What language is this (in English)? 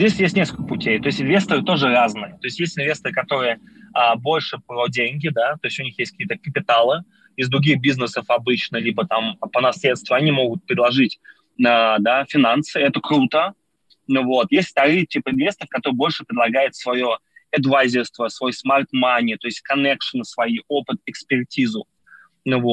Russian